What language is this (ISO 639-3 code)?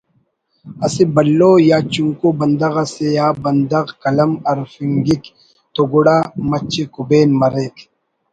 brh